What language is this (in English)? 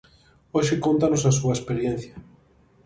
Galician